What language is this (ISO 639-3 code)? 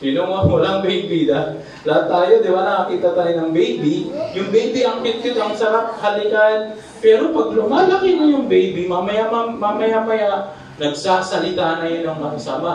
fil